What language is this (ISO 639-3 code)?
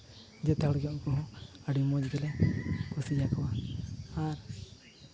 sat